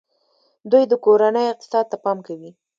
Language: Pashto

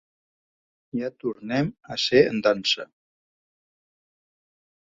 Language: Catalan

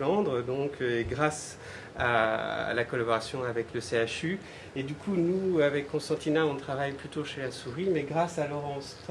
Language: French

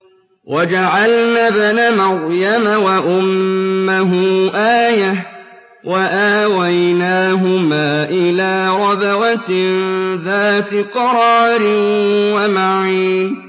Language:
Arabic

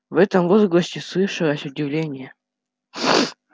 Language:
Russian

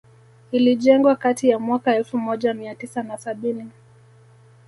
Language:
Swahili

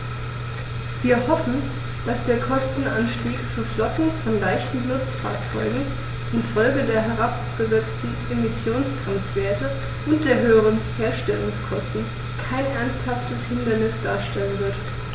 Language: German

